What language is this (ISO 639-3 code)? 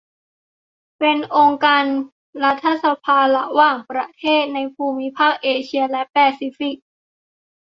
tha